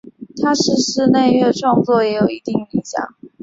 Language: Chinese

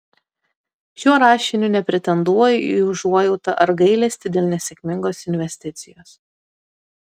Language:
Lithuanian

